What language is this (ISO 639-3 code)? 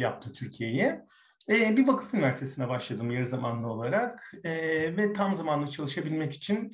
tur